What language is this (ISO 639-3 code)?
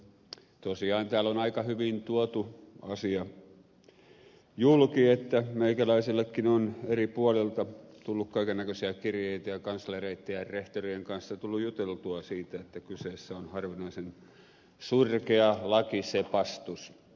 fin